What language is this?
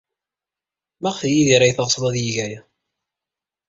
Kabyle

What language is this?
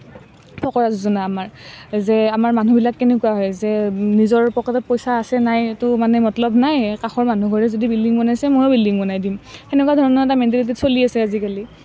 Assamese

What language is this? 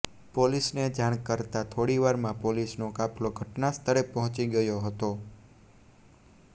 Gujarati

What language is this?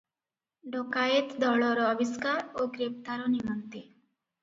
Odia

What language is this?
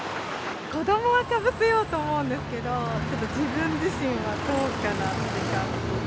Japanese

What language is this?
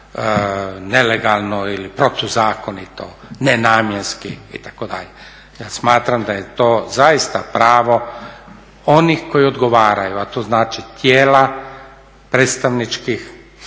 Croatian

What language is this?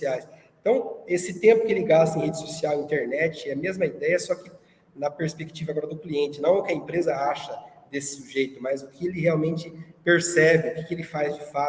Portuguese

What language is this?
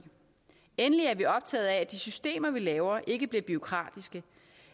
Danish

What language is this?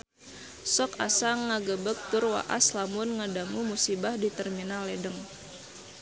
Sundanese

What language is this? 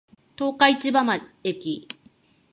Japanese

